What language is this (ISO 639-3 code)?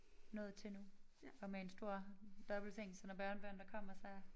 dan